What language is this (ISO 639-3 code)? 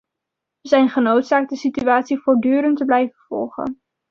nld